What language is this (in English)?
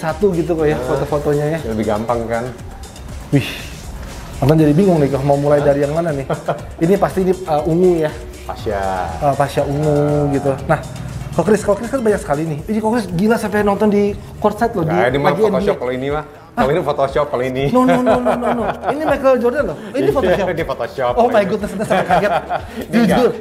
Indonesian